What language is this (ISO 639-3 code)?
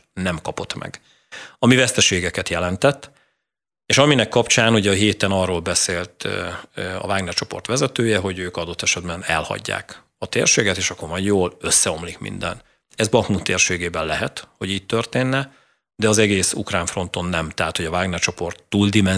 hun